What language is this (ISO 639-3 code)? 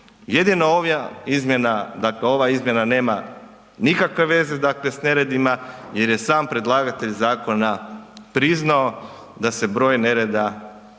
hrv